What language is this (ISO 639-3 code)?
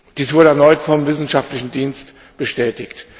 deu